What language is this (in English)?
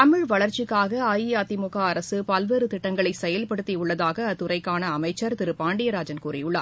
Tamil